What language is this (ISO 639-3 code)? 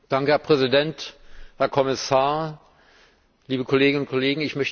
deu